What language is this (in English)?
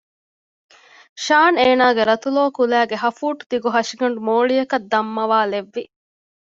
Divehi